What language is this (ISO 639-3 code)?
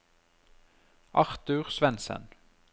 nor